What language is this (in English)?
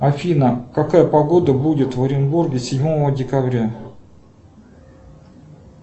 Russian